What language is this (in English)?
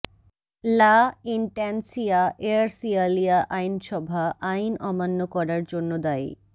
Bangla